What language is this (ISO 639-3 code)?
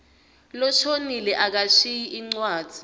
ssw